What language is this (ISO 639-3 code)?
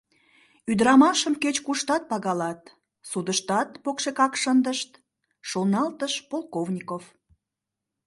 chm